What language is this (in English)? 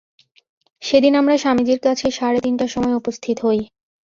Bangla